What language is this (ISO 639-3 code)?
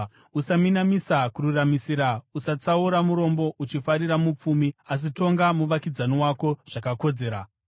sna